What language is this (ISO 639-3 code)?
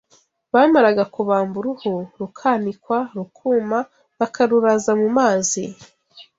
kin